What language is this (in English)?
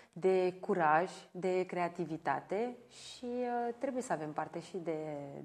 Romanian